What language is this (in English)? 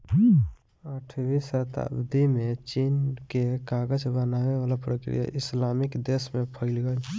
Bhojpuri